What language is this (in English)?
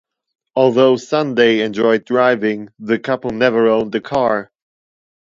English